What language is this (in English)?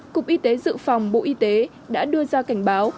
Vietnamese